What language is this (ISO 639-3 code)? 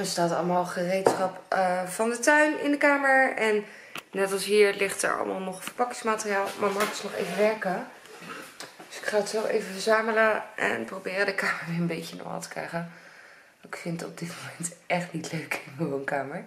nld